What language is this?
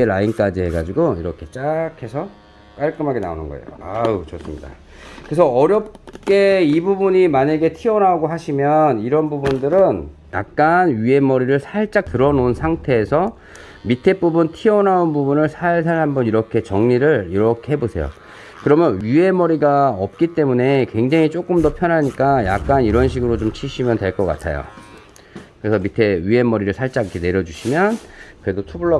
Korean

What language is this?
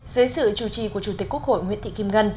Vietnamese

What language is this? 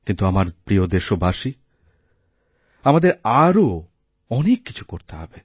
Bangla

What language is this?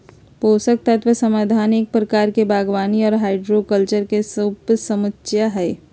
Magahi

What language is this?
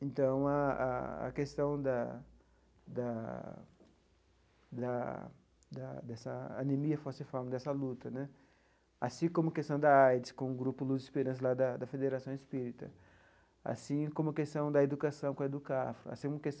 Portuguese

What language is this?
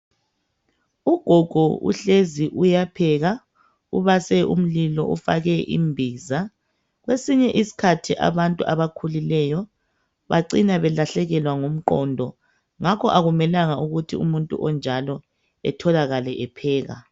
North Ndebele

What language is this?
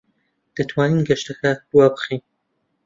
Central Kurdish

